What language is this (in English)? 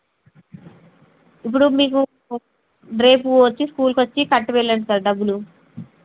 Telugu